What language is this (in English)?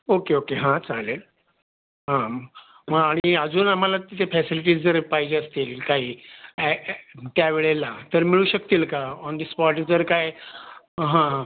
Marathi